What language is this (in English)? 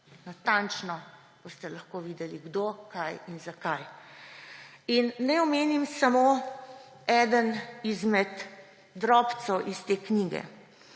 Slovenian